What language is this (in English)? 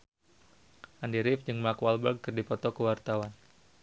Sundanese